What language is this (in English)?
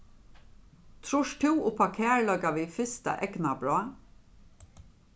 Faroese